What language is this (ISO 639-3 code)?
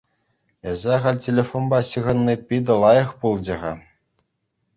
chv